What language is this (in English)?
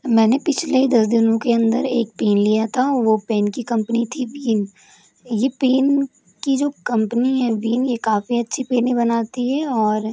Hindi